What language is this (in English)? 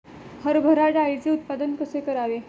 Marathi